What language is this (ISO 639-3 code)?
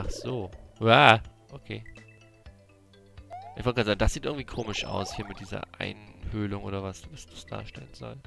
deu